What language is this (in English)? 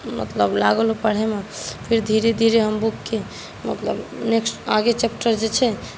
Maithili